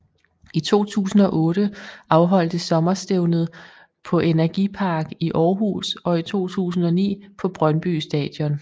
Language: Danish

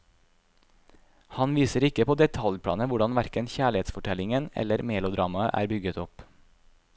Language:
Norwegian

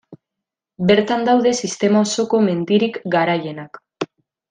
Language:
Basque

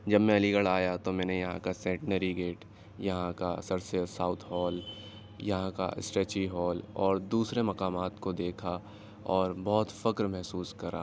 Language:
Urdu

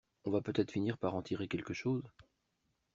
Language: French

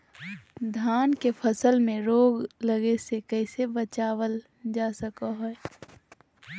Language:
Magahi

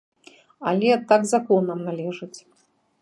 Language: Belarusian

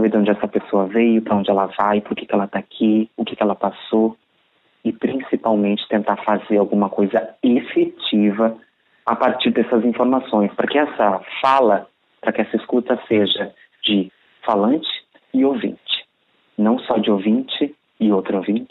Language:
Portuguese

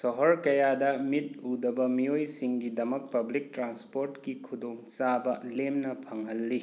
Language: Manipuri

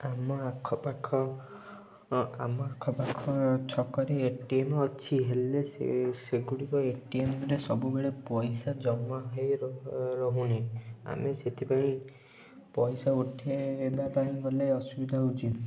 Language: Odia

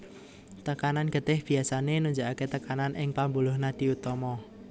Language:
Javanese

